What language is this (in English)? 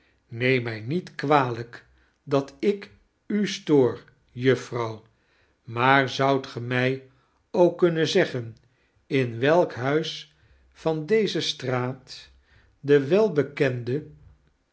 Dutch